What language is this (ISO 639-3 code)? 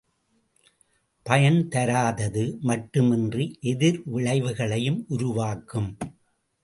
tam